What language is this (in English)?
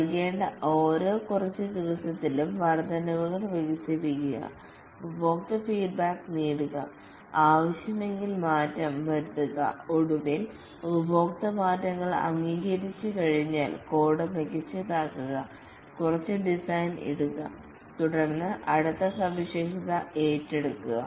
Malayalam